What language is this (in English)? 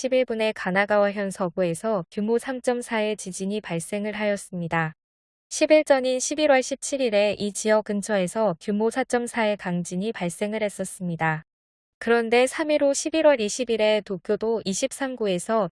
Korean